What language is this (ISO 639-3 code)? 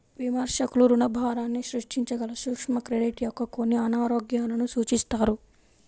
tel